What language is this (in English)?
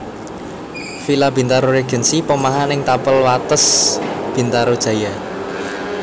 Javanese